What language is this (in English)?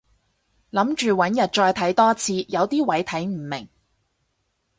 Cantonese